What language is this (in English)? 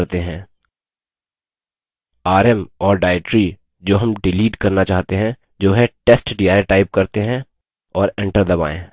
Hindi